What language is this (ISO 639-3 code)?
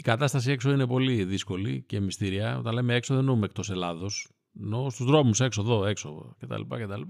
ell